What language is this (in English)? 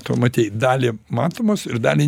Lithuanian